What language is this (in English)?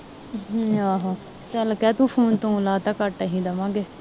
Punjabi